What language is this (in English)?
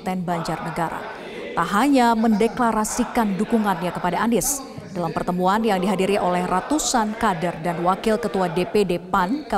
Indonesian